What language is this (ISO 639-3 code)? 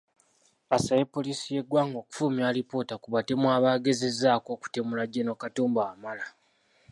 lug